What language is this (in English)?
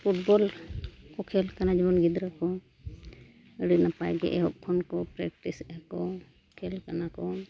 Santali